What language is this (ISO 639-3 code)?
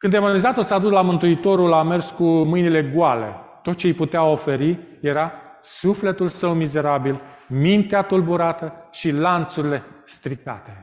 ron